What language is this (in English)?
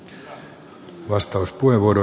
Finnish